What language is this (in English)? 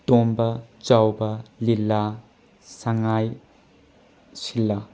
Manipuri